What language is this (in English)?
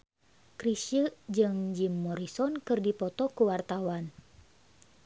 Sundanese